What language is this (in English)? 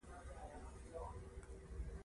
Pashto